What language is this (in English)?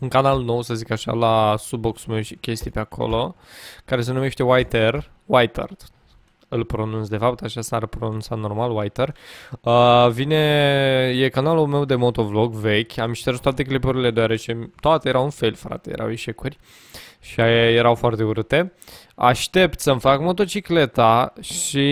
Romanian